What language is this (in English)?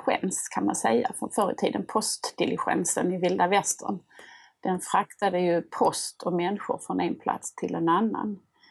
Swedish